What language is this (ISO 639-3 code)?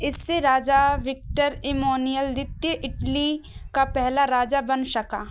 hin